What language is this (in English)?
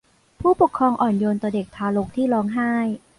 Thai